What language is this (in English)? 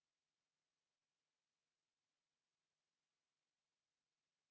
Finnish